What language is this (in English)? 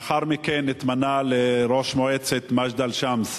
Hebrew